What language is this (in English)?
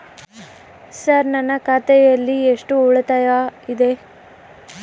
Kannada